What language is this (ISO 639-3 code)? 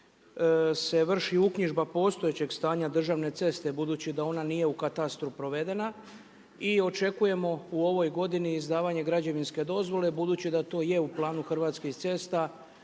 hrv